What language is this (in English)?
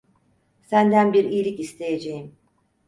Turkish